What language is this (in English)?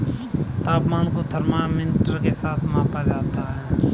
Hindi